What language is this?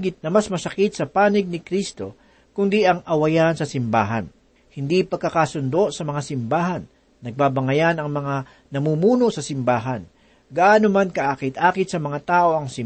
Filipino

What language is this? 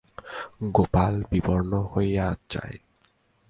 Bangla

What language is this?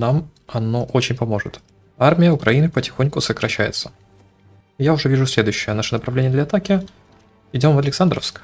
Russian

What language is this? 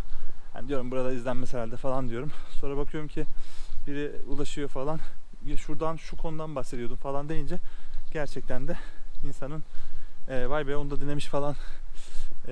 Turkish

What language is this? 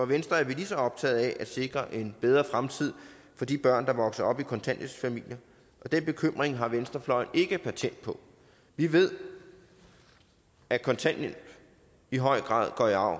Danish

